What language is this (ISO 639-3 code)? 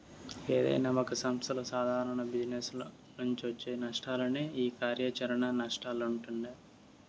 tel